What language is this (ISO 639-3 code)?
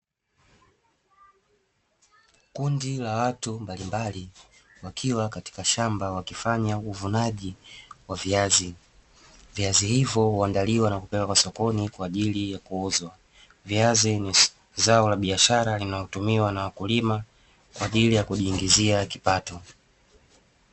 swa